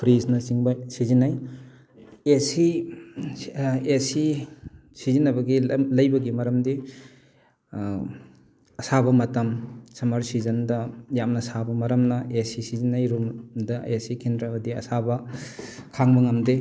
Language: Manipuri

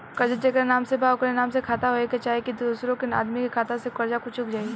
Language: Bhojpuri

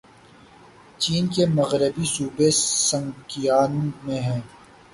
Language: Urdu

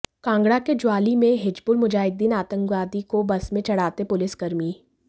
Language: Hindi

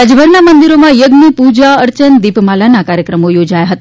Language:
Gujarati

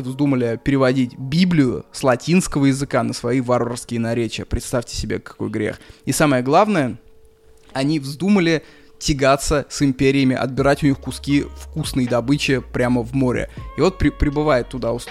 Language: Russian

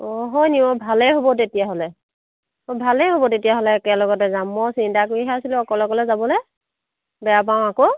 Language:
Assamese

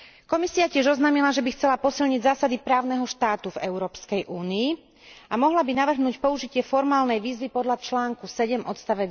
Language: Slovak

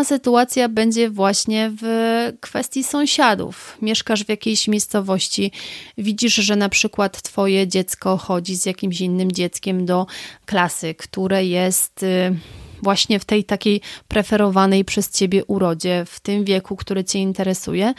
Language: Polish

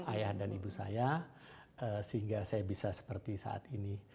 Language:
Indonesian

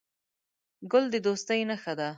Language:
Pashto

